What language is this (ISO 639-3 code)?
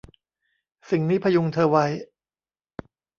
tha